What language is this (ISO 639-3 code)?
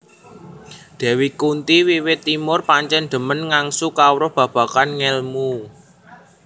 jav